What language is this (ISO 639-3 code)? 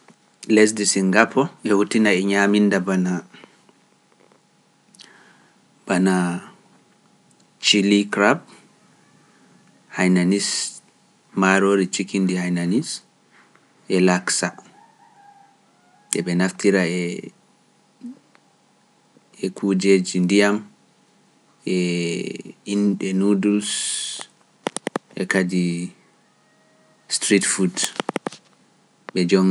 fuf